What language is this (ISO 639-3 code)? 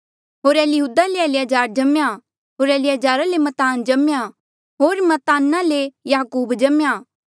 mjl